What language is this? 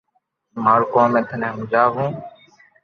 Loarki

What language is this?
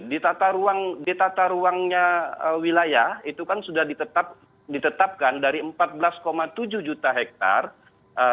Indonesian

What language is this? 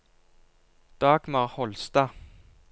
Norwegian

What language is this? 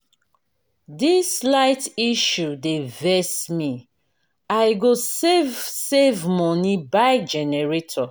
Nigerian Pidgin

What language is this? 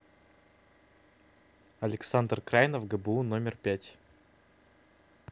Russian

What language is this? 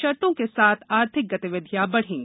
Hindi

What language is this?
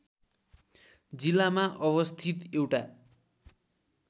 Nepali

